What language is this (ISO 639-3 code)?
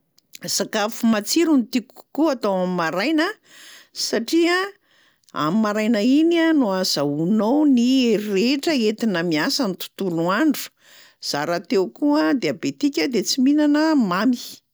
mlg